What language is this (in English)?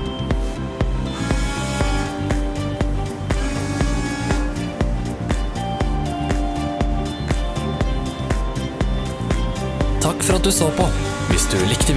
Norwegian